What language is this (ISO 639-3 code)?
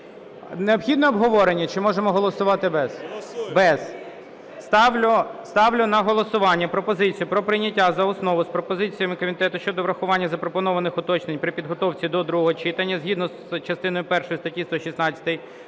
ukr